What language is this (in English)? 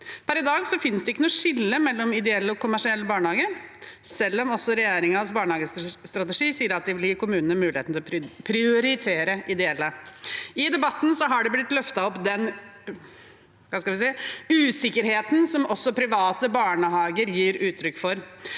Norwegian